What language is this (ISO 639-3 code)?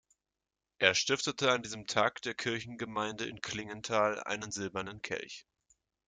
deu